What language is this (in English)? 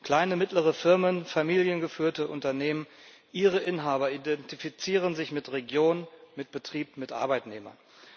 German